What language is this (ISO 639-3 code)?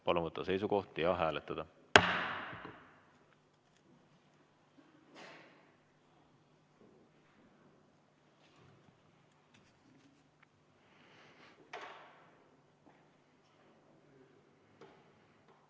est